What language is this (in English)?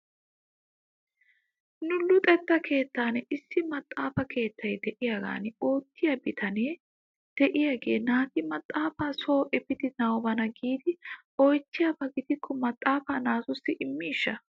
Wolaytta